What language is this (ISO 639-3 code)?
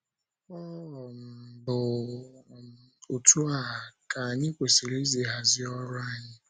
ibo